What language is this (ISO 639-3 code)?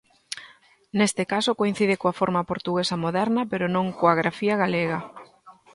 glg